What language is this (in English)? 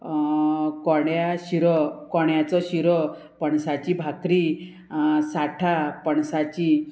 Konkani